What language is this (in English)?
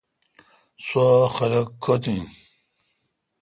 Kalkoti